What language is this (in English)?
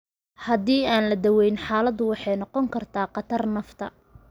Somali